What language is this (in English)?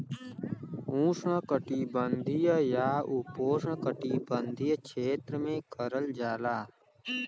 Bhojpuri